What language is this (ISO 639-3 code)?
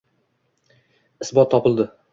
uzb